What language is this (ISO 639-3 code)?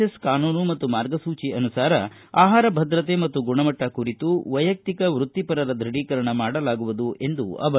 kan